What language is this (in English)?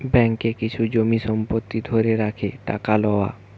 Bangla